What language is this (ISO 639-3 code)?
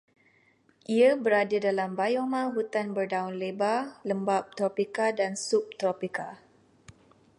msa